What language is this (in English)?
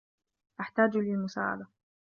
Arabic